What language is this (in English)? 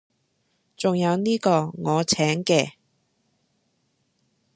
Cantonese